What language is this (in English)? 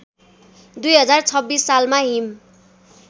Nepali